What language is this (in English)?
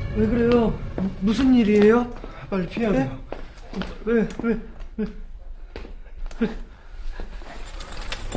Korean